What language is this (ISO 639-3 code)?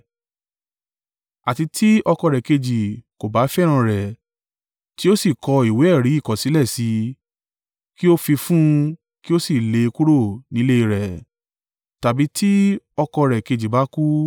yor